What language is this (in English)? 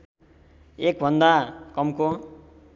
Nepali